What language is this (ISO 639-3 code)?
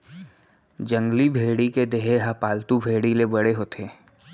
hne